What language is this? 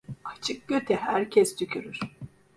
Turkish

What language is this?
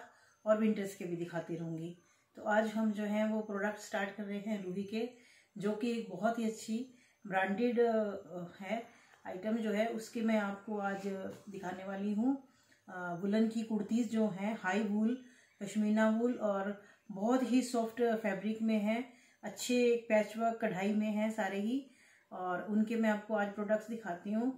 Hindi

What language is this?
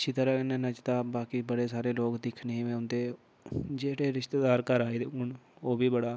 Dogri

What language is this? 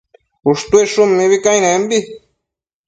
Matsés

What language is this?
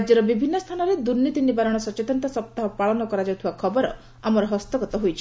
Odia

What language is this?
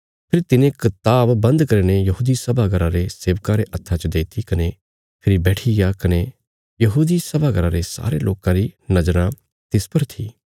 Bilaspuri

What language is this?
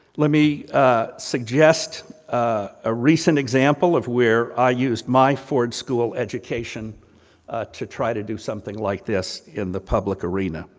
English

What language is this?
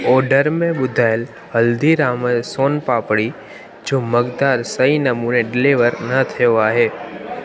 Sindhi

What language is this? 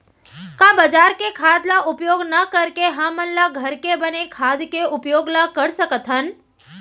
Chhattisgarhi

